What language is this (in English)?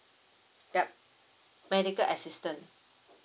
English